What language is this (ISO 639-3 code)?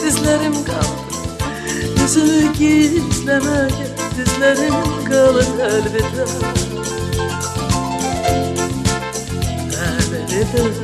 tur